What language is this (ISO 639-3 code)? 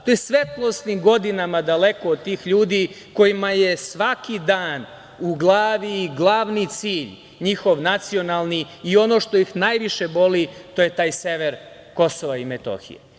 srp